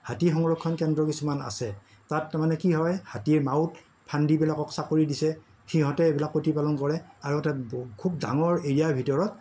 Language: Assamese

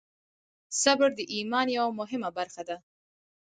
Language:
Pashto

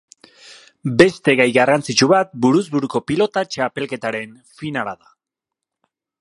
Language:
Basque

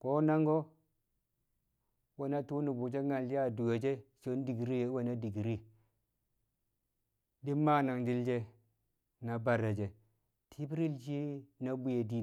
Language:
Kamo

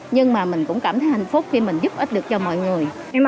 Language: Vietnamese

